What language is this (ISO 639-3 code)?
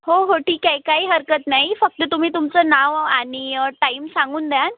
mar